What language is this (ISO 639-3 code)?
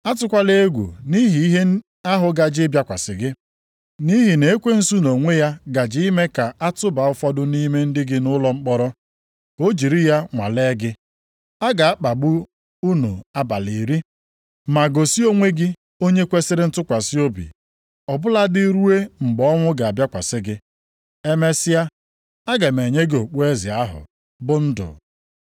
ibo